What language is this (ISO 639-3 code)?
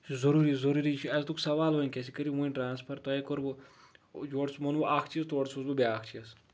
kas